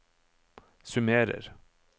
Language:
Norwegian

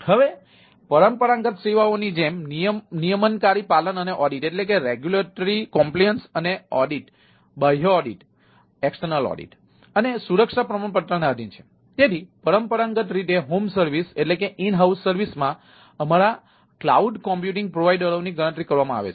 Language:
Gujarati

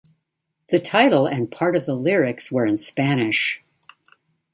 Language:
English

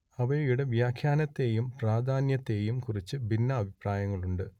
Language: Malayalam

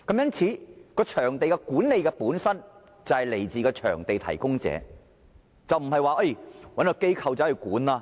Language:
Cantonese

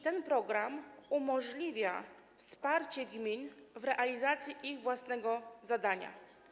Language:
Polish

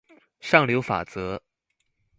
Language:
Chinese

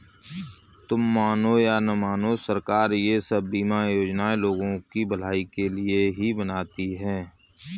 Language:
Hindi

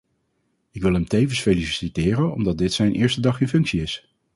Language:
Dutch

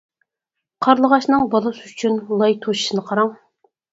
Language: Uyghur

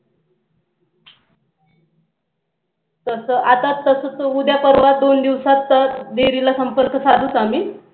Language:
Marathi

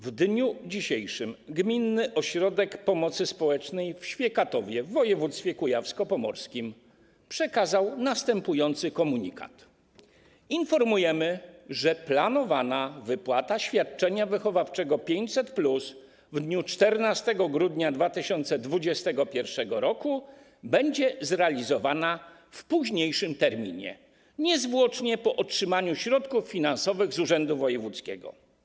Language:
Polish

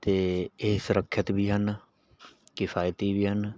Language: Punjabi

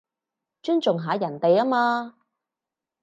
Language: Cantonese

